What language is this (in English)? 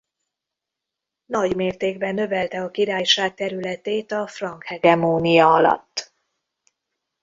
Hungarian